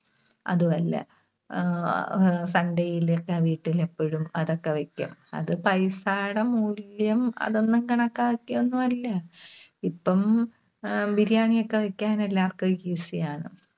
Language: Malayalam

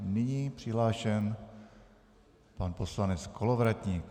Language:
Czech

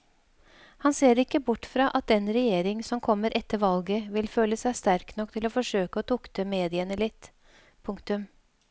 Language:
Norwegian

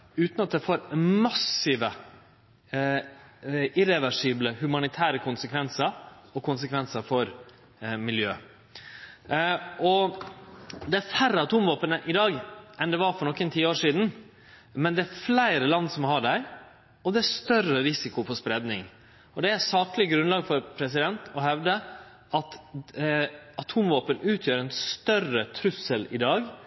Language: Norwegian Nynorsk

